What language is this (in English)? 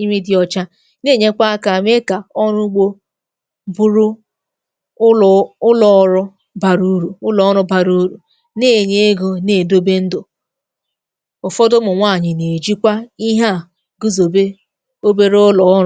Igbo